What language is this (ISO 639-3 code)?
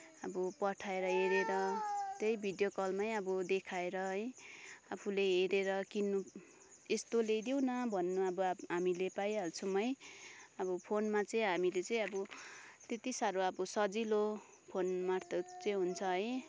nep